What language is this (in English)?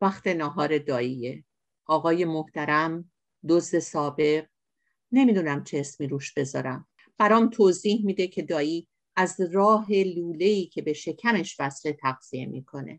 Persian